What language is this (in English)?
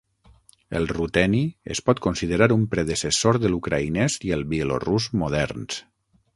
Catalan